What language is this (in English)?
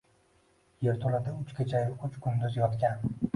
Uzbek